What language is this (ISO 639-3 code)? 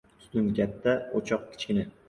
uzb